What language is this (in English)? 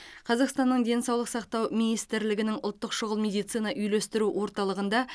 Kazakh